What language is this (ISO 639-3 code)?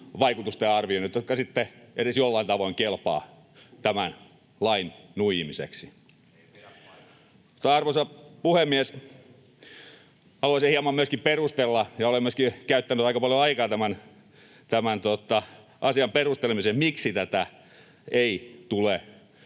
fin